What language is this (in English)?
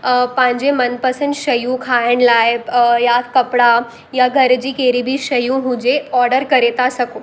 Sindhi